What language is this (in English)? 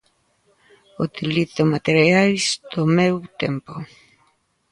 Galician